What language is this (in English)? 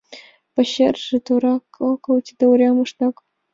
Mari